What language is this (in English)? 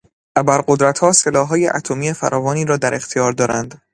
Persian